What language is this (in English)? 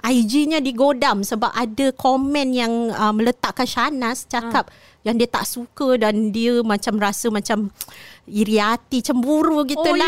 Malay